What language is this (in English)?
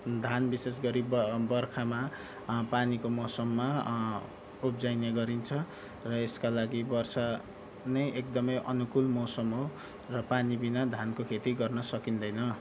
Nepali